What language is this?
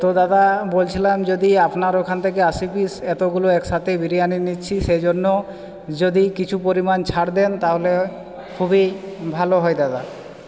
Bangla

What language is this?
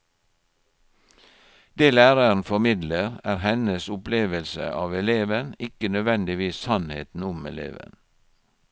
Norwegian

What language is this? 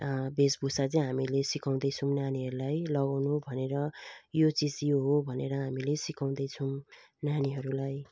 Nepali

